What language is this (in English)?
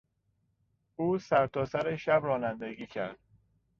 Persian